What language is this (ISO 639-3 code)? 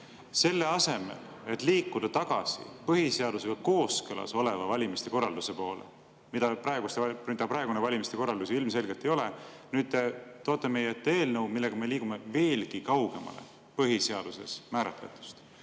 est